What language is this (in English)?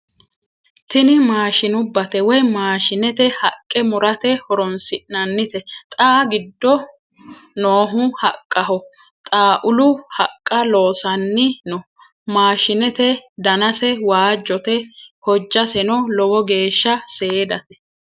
Sidamo